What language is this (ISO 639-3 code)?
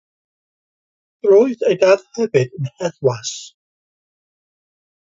cym